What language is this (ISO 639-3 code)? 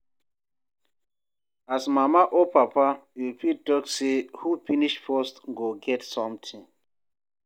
pcm